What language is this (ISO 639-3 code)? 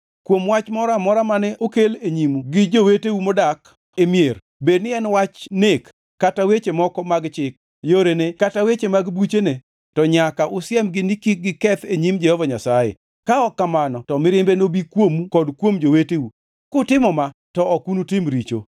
luo